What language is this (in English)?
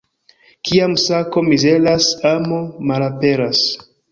Esperanto